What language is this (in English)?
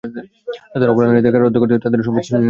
Bangla